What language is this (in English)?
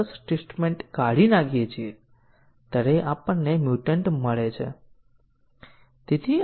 Gujarati